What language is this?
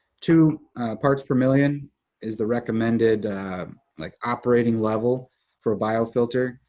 English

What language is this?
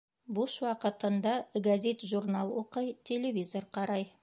Bashkir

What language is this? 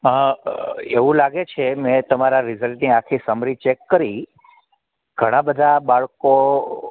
Gujarati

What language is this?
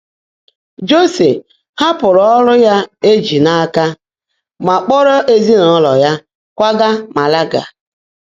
Igbo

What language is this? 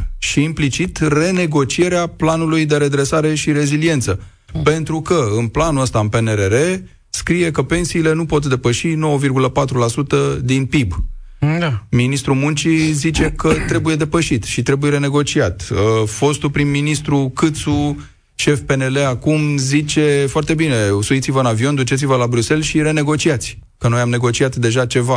Romanian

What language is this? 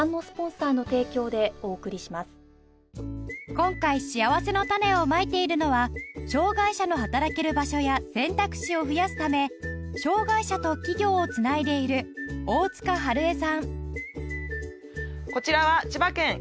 Japanese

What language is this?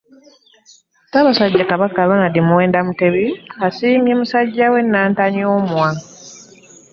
Ganda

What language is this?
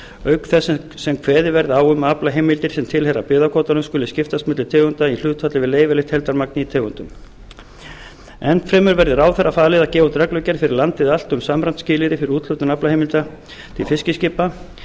Icelandic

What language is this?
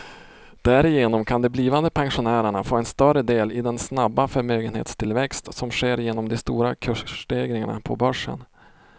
Swedish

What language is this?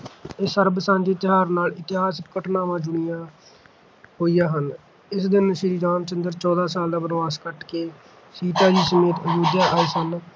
Punjabi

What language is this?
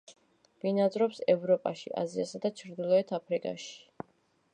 Georgian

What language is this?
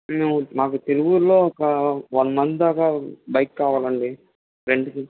Telugu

